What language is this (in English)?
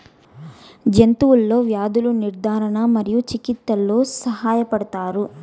Telugu